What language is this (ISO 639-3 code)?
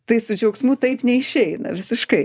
lit